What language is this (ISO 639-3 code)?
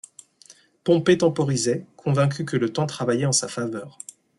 fra